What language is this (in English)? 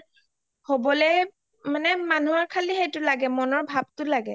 Assamese